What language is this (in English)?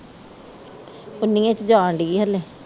Punjabi